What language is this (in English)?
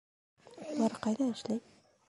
Bashkir